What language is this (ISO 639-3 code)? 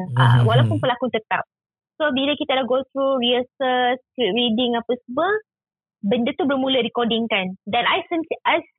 msa